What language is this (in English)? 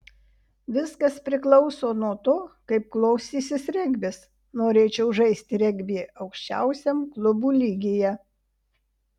Lithuanian